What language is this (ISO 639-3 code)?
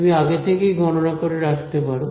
ben